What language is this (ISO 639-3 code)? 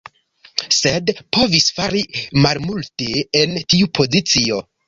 epo